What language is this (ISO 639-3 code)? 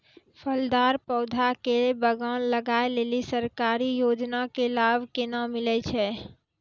mai